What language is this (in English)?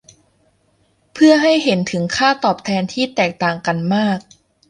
Thai